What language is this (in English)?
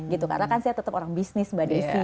Indonesian